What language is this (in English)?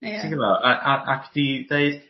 Welsh